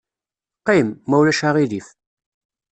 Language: Kabyle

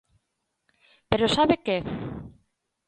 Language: Galician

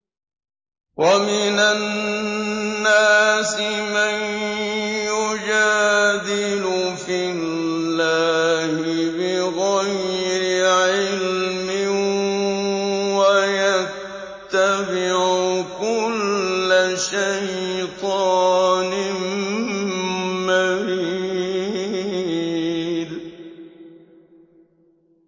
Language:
Arabic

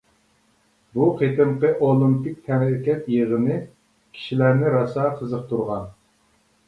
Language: Uyghur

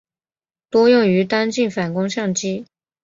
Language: Chinese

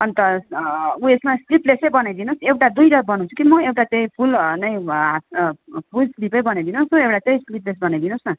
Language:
Nepali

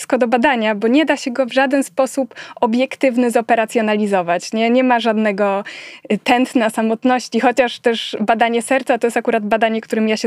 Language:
Polish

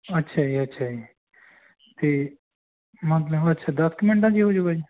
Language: Punjabi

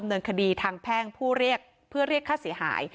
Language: Thai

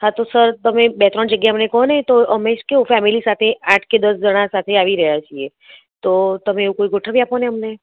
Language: Gujarati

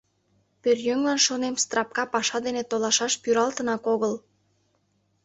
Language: Mari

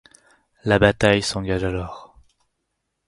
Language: French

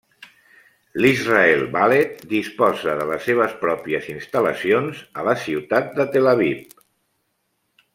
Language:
Catalan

